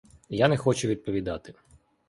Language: Ukrainian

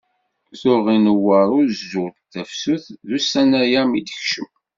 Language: Kabyle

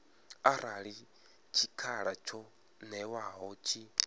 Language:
Venda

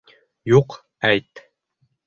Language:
Bashkir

